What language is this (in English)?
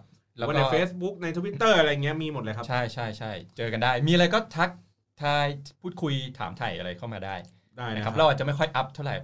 Thai